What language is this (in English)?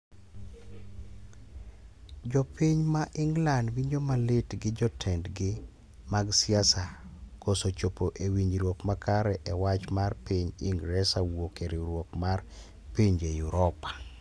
Luo (Kenya and Tanzania)